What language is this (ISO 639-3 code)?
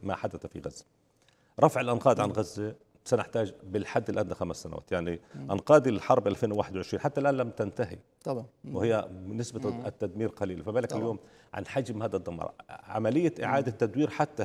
ara